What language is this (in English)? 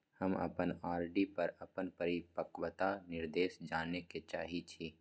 Maithili